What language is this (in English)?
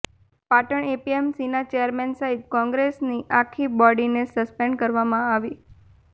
Gujarati